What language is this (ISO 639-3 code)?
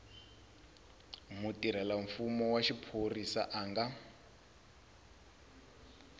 tso